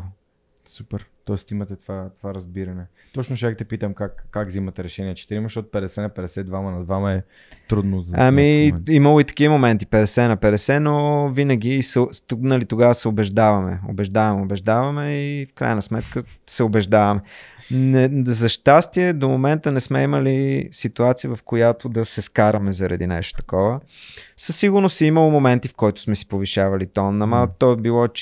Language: Bulgarian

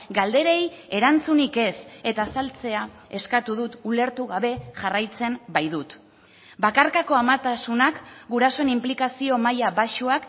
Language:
Basque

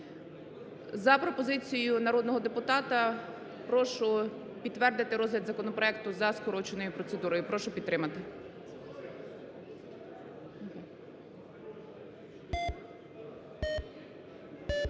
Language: Ukrainian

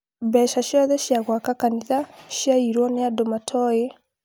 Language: Kikuyu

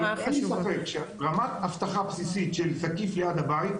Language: Hebrew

